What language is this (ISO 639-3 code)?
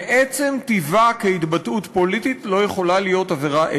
heb